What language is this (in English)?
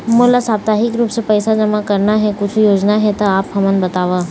Chhattisgarhi